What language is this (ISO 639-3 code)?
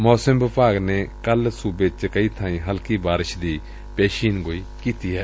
pan